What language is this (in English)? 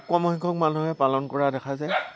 Assamese